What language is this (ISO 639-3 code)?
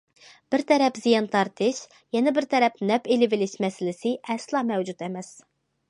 uig